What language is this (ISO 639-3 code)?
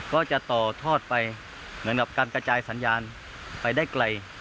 tha